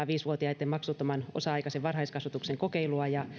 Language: Finnish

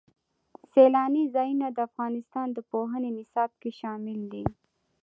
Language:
Pashto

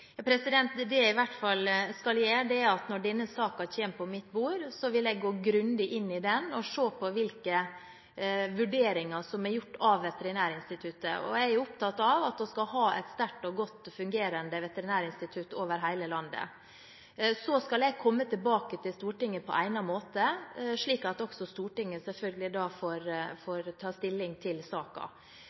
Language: Norwegian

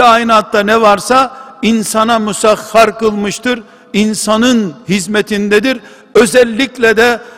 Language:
Turkish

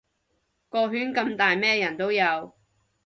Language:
Cantonese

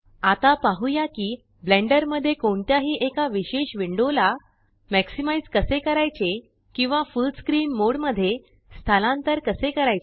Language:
Marathi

